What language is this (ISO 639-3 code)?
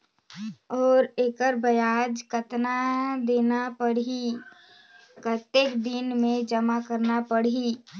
hne